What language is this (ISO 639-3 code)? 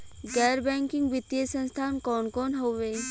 bho